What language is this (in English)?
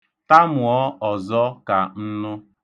Igbo